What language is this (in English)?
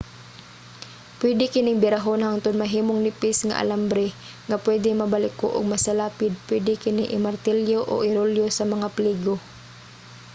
Cebuano